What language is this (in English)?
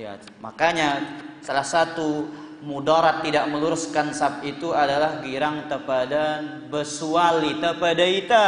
Indonesian